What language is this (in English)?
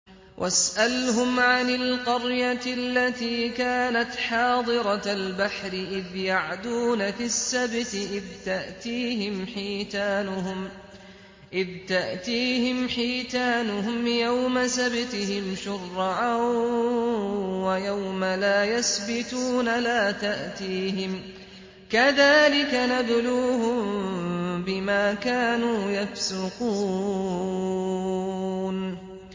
Arabic